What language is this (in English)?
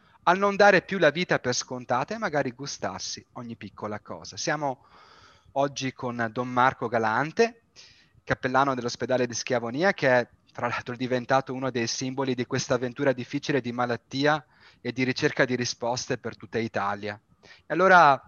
Italian